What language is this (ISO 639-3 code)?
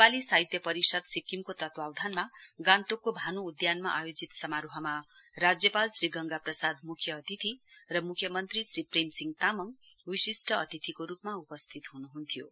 nep